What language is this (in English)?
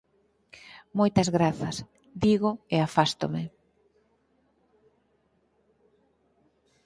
Galician